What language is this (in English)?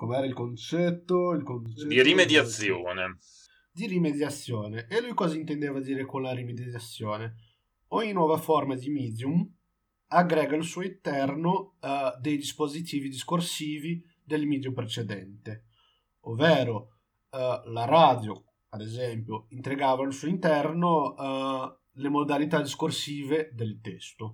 Italian